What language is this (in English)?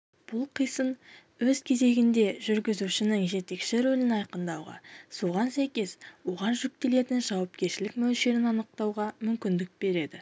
Kazakh